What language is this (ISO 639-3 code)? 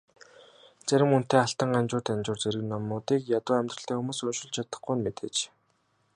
mon